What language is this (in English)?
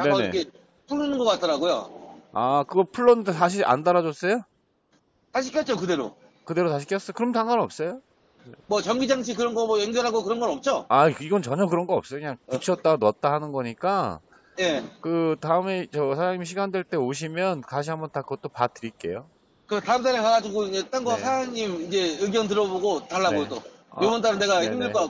Korean